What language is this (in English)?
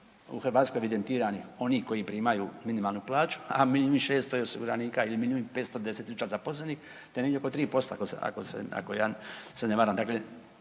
Croatian